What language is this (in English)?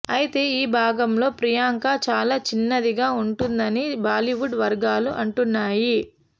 Telugu